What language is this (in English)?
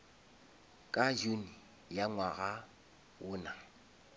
Northern Sotho